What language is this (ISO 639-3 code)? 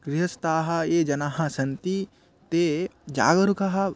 san